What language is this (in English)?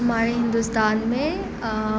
Urdu